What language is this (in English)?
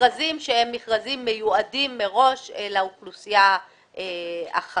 Hebrew